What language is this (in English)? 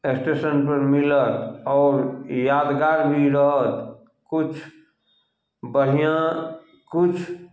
Maithili